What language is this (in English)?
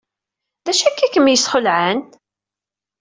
Kabyle